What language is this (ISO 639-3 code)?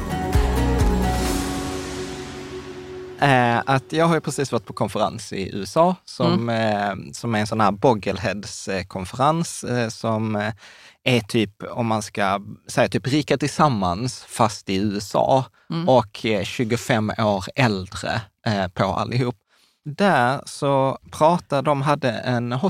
swe